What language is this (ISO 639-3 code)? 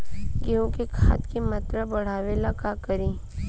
bho